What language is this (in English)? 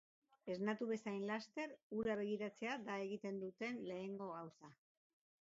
Basque